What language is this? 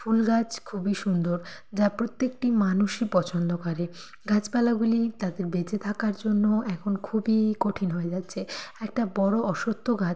Bangla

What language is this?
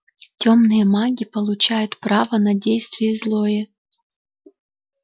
Russian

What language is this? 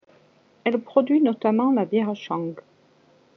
French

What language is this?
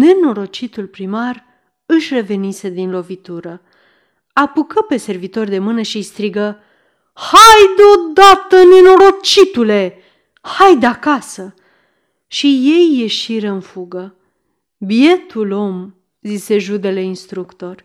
Romanian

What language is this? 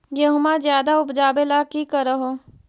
Magahi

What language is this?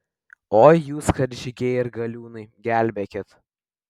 Lithuanian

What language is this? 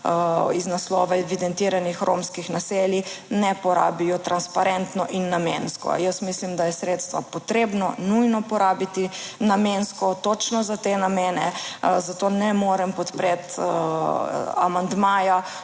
Slovenian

